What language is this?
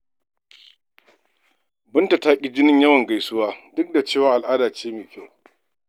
Hausa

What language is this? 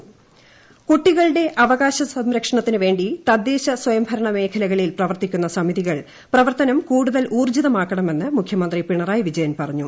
Malayalam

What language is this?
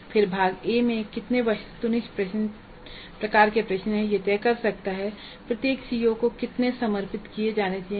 Hindi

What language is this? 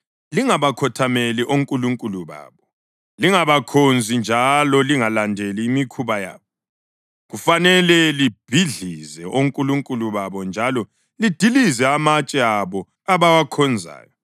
North Ndebele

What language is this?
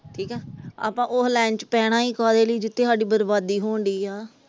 Punjabi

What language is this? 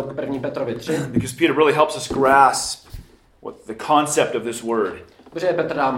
Czech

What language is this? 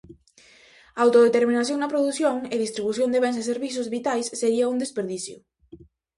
Galician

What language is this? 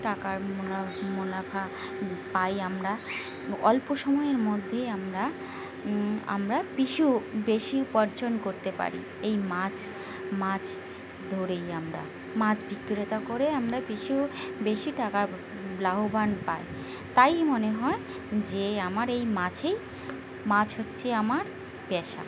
Bangla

